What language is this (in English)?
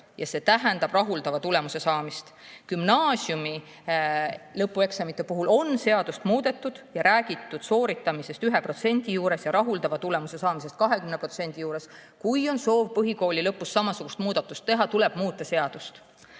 Estonian